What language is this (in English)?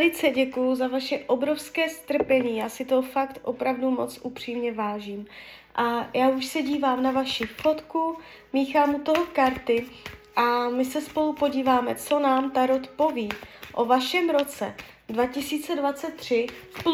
Czech